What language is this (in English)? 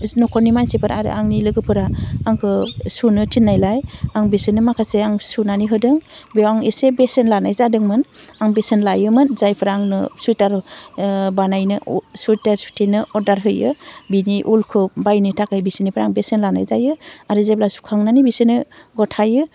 Bodo